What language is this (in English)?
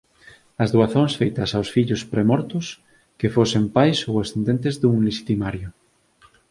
Galician